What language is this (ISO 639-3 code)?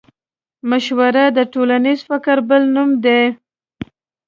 pus